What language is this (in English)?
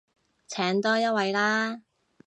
Cantonese